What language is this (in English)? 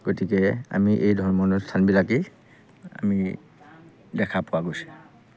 Assamese